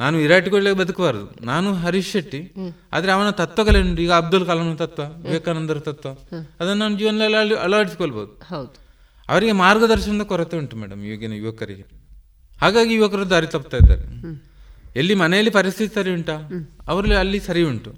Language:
Kannada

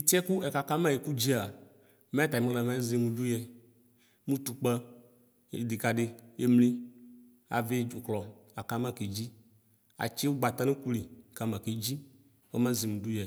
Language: Ikposo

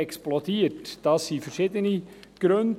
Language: Swiss German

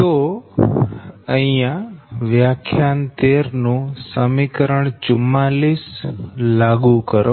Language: Gujarati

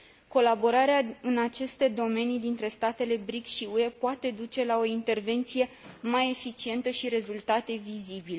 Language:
Romanian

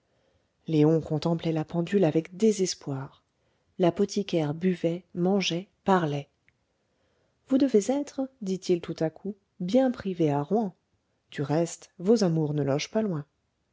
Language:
French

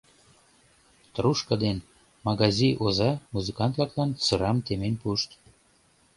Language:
Mari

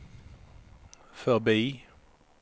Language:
Swedish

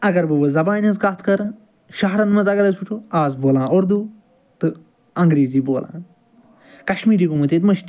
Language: Kashmiri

